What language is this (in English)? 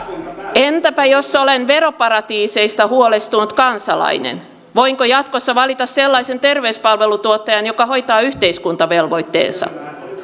Finnish